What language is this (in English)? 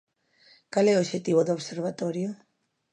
Galician